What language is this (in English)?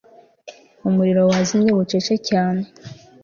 Kinyarwanda